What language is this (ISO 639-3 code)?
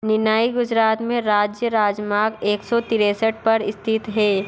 hin